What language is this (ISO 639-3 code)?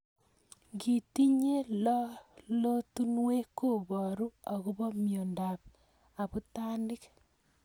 kln